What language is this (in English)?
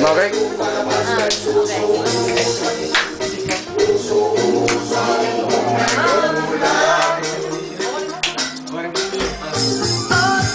Bulgarian